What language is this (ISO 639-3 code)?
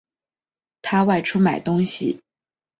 zho